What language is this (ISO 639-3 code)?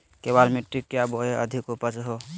mag